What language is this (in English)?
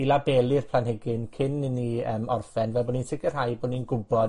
Welsh